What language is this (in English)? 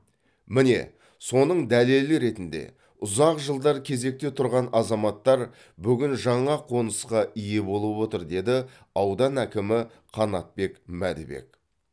Kazakh